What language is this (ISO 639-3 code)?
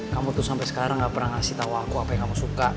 ind